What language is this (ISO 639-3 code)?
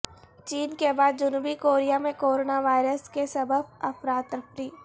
urd